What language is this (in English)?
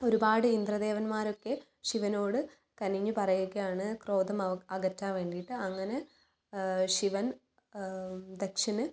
Malayalam